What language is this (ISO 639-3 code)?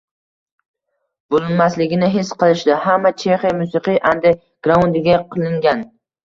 uzb